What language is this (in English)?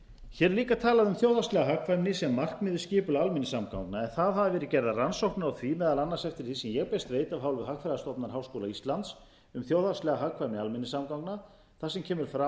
Icelandic